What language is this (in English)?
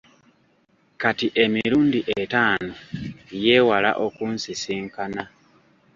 Ganda